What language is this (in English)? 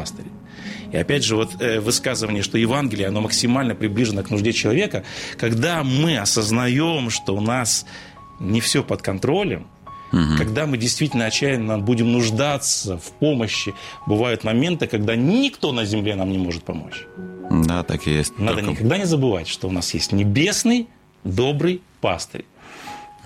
Russian